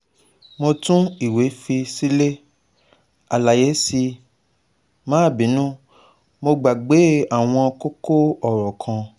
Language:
Yoruba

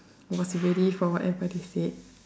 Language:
English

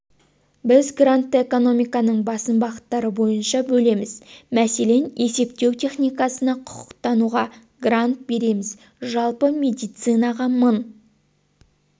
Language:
Kazakh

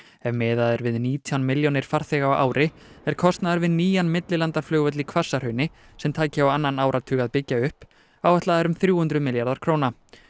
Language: Icelandic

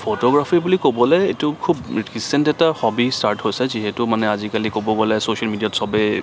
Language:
Assamese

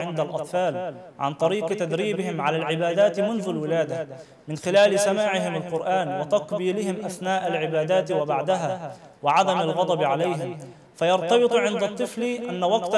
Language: Arabic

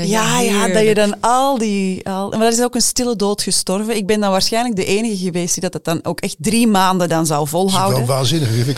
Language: Dutch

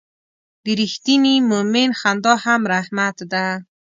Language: Pashto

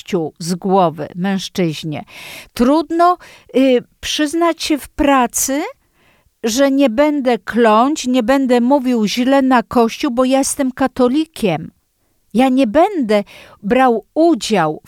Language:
Polish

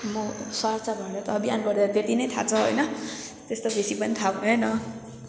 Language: Nepali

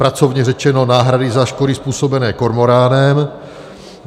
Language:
Czech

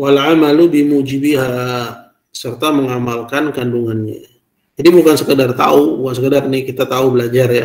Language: Indonesian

